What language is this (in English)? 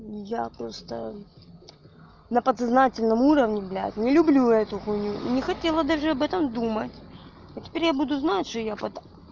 Russian